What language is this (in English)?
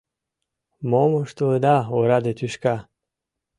Mari